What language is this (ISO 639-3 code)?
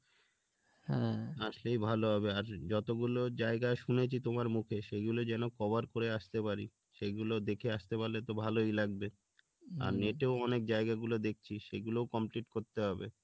ben